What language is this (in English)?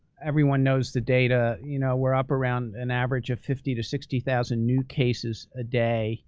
English